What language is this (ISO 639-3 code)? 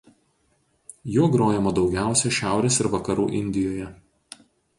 lit